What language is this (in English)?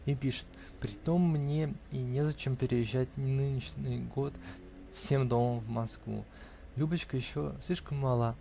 Russian